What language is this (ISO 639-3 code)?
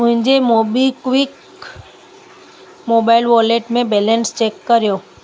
snd